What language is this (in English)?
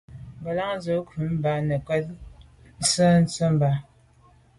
Medumba